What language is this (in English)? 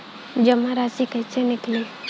Bhojpuri